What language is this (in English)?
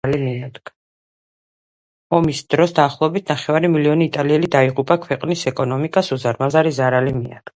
Georgian